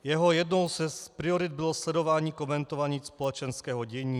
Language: Czech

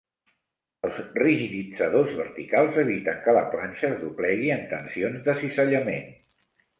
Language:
Catalan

